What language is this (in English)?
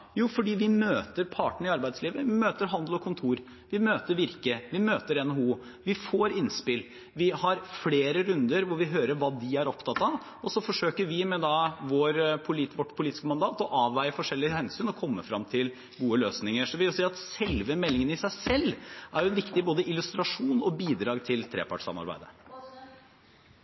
Norwegian Bokmål